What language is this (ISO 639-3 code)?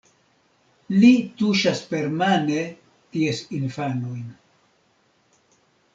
epo